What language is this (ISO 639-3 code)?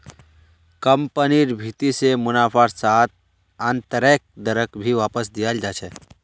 mag